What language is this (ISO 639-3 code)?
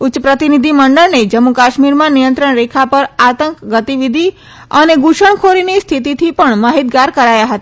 guj